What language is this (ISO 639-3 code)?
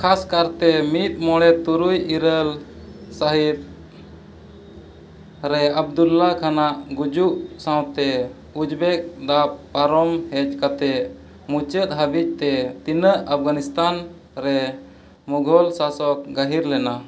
sat